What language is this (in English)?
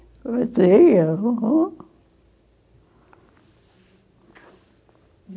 Portuguese